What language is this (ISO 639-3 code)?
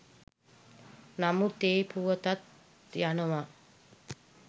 sin